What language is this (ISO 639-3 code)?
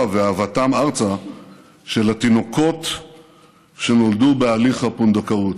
heb